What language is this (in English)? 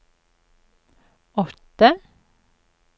Norwegian